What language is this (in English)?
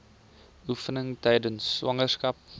Afrikaans